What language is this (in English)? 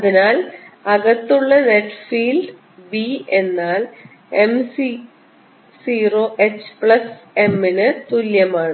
Malayalam